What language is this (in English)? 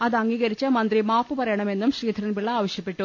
Malayalam